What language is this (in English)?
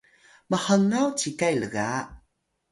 Atayal